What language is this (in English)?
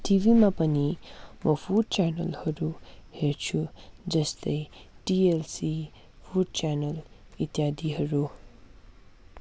Nepali